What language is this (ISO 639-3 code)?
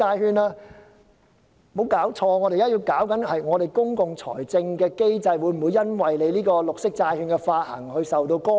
yue